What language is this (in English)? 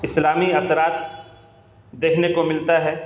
Urdu